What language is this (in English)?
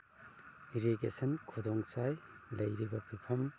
Manipuri